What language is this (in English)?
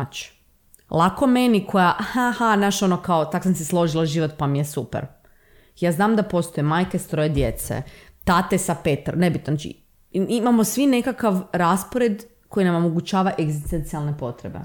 Croatian